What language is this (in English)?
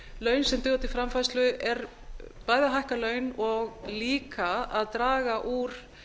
Icelandic